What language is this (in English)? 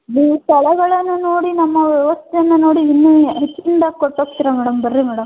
Kannada